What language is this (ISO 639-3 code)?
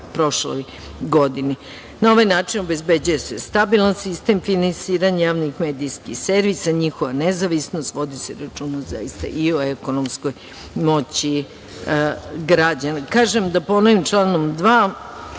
srp